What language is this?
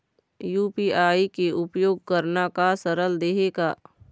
Chhattisgarhi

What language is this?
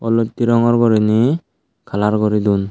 Chakma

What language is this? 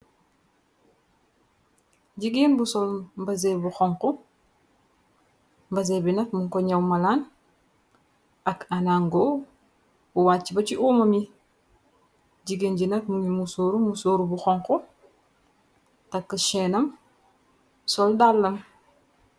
Wolof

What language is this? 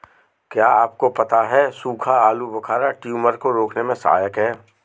Hindi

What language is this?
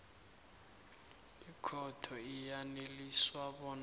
South Ndebele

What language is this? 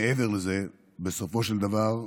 Hebrew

